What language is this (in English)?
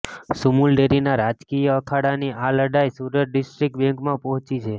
Gujarati